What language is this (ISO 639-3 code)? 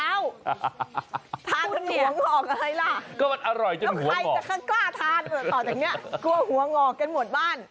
tha